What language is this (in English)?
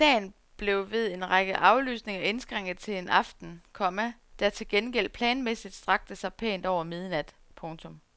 Danish